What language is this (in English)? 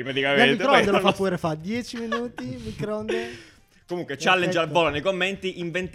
Italian